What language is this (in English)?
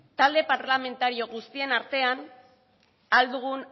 Basque